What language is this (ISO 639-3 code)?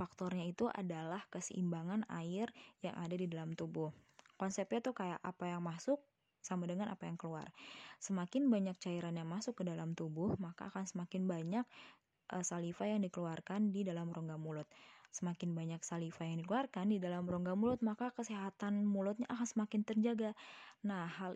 ind